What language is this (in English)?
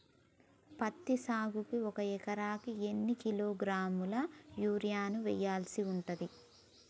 Telugu